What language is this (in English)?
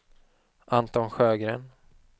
Swedish